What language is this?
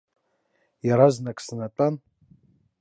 Abkhazian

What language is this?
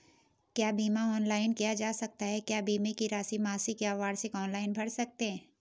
Hindi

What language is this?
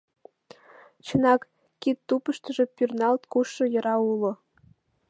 Mari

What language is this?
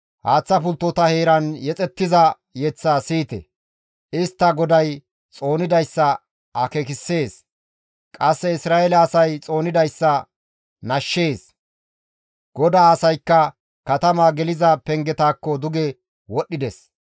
Gamo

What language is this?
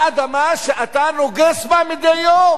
Hebrew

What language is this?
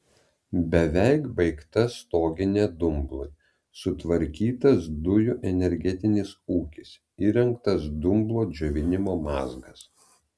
Lithuanian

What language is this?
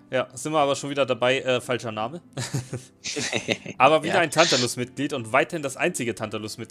German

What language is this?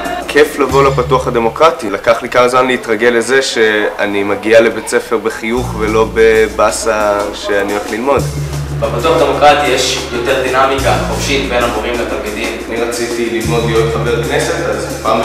Hebrew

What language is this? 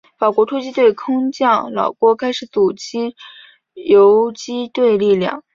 Chinese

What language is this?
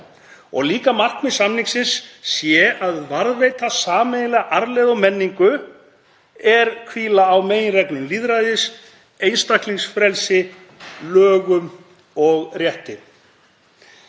Icelandic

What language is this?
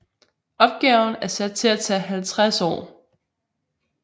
Danish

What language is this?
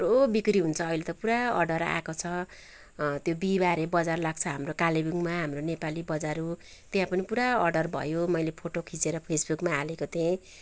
Nepali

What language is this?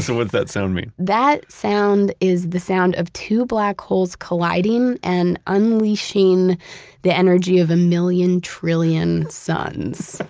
English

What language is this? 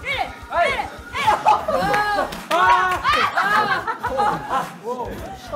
Korean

